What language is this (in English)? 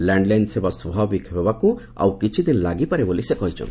Odia